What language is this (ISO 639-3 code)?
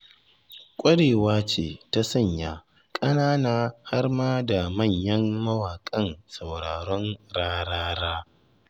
hau